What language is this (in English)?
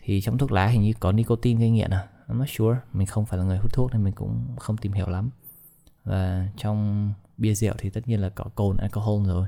Vietnamese